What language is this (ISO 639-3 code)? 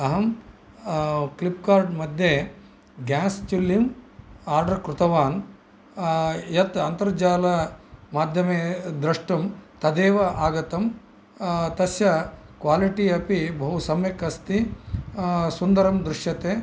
san